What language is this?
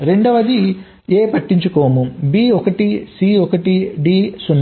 Telugu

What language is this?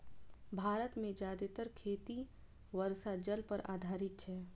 Maithili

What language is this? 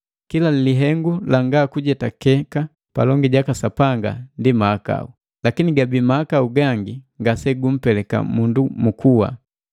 Matengo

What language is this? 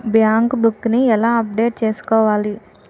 Telugu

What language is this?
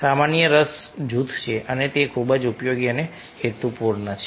Gujarati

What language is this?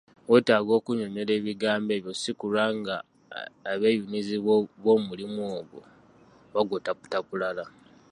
Ganda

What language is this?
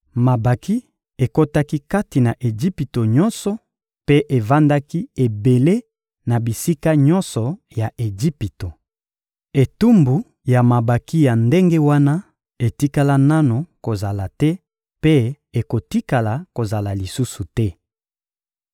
Lingala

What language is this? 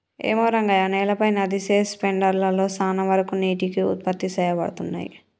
Telugu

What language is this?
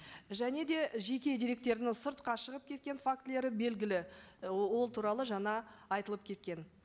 Kazakh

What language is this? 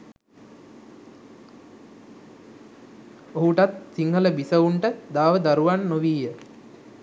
Sinhala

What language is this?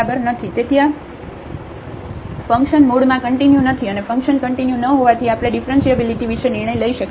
Gujarati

